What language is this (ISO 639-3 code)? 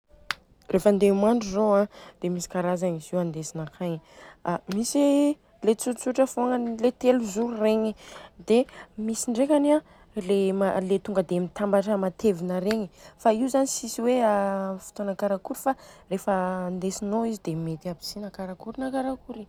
bzc